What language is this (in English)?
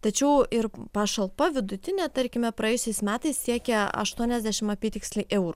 Lithuanian